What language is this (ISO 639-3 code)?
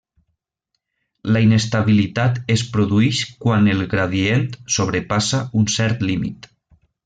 cat